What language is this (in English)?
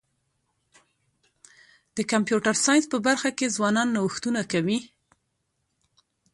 Pashto